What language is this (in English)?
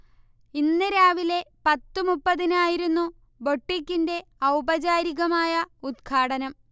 Malayalam